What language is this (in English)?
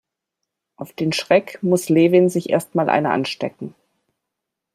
German